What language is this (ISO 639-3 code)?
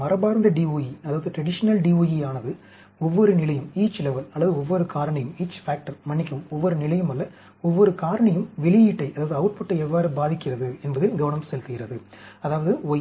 tam